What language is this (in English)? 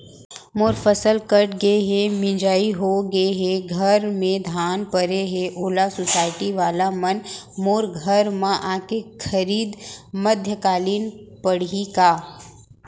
Chhattisgarhi